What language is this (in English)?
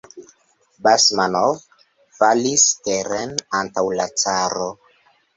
Esperanto